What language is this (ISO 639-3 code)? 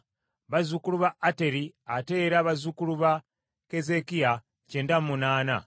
lug